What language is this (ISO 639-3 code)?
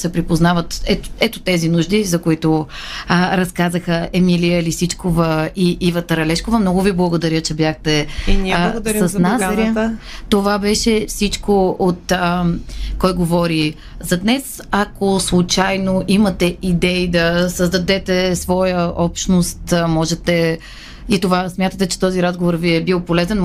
bul